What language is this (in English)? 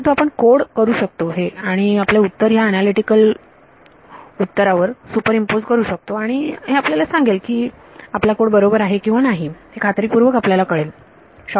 Marathi